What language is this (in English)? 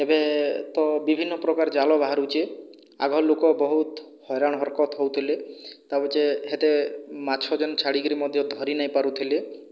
Odia